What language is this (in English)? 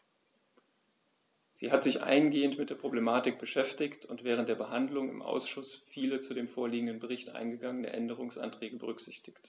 German